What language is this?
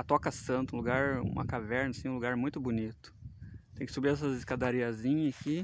Portuguese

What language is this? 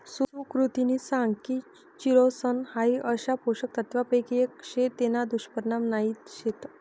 Marathi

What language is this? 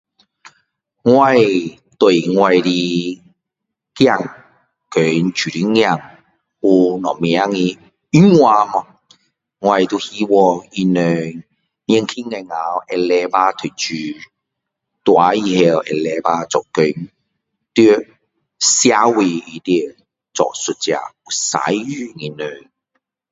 Min Dong Chinese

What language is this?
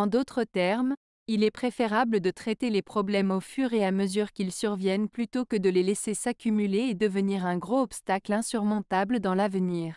French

